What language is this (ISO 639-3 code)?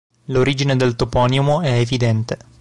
ita